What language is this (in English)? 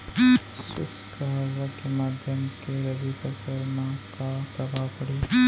Chhattisgarhi